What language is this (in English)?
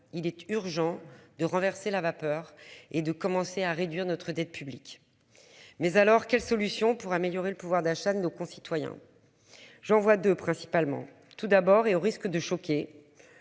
French